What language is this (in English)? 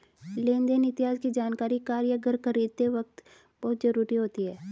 Hindi